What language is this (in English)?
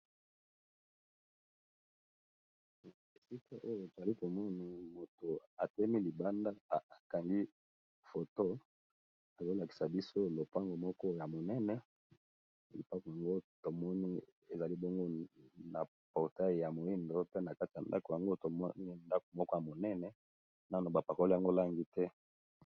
Lingala